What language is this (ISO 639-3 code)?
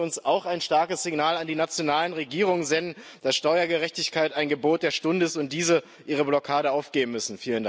deu